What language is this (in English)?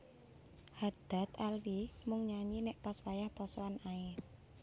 Javanese